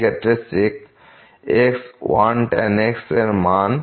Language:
Bangla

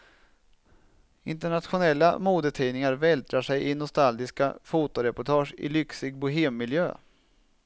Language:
Swedish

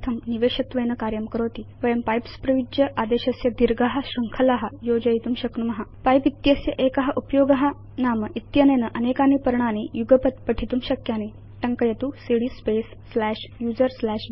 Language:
Sanskrit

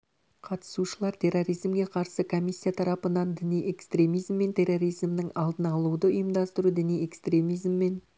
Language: Kazakh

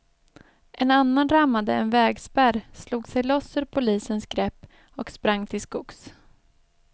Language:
Swedish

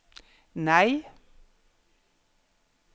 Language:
Norwegian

